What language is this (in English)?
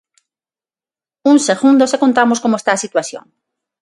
Galician